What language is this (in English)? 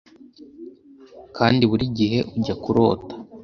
Kinyarwanda